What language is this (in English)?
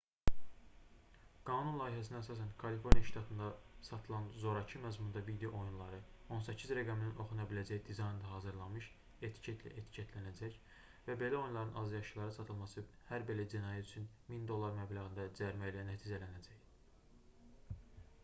Azerbaijani